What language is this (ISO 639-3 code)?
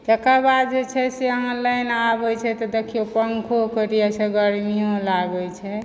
mai